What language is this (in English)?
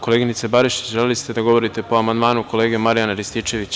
Serbian